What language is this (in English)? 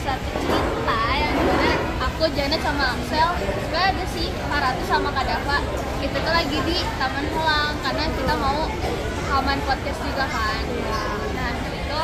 Indonesian